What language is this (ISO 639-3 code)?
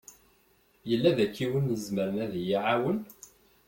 kab